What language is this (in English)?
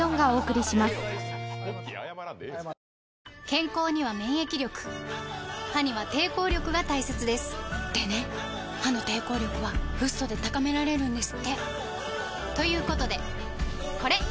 Japanese